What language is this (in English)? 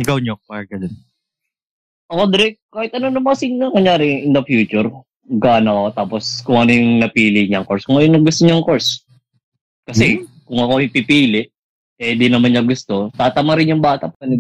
Filipino